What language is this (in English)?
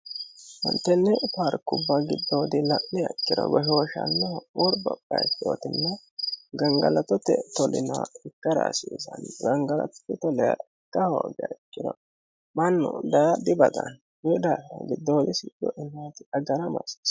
Sidamo